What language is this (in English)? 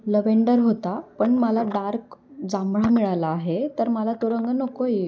Marathi